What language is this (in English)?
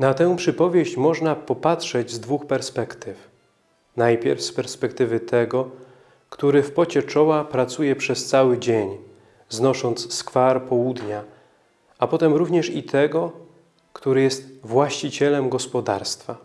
Polish